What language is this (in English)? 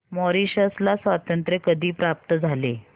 Marathi